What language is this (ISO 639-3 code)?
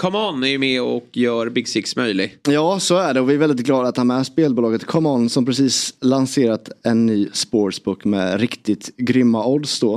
swe